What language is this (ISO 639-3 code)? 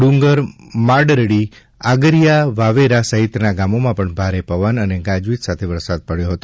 guj